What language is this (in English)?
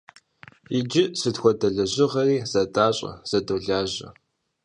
Kabardian